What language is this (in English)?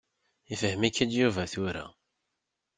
Kabyle